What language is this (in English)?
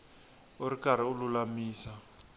Tsonga